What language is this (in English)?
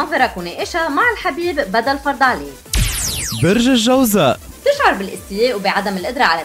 Arabic